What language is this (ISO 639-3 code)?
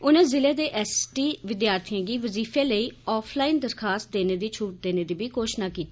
doi